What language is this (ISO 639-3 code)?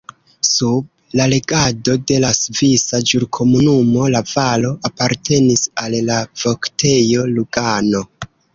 epo